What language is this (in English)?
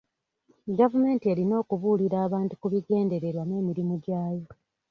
Ganda